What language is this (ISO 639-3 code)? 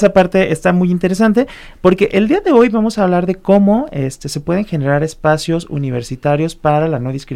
spa